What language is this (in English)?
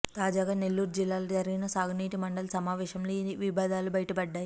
Telugu